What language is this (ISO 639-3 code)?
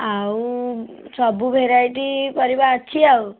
ori